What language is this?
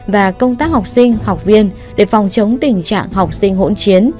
Vietnamese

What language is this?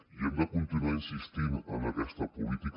Catalan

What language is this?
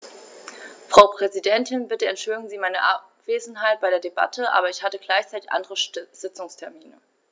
German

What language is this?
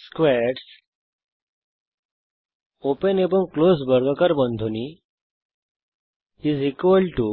Bangla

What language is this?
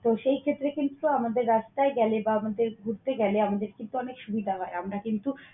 Bangla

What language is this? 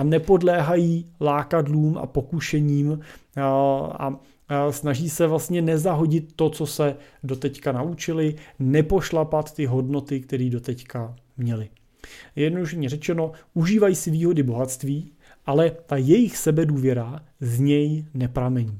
Czech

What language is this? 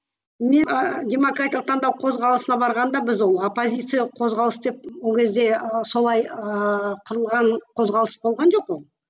Kazakh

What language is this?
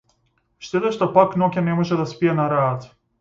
Macedonian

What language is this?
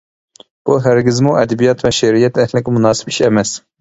Uyghur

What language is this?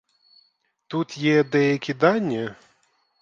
Ukrainian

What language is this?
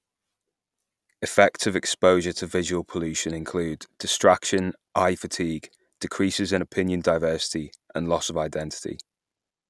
English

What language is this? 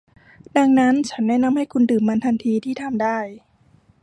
Thai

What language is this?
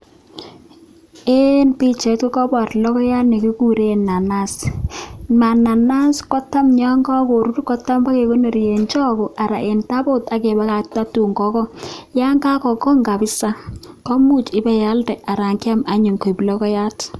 Kalenjin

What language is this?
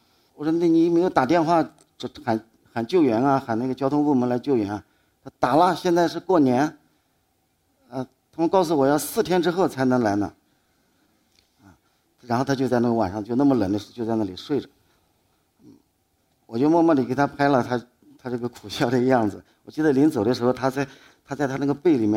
Chinese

